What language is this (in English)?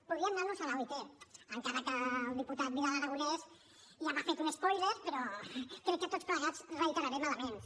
Catalan